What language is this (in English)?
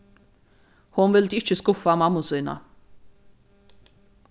Faroese